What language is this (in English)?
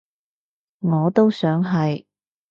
Cantonese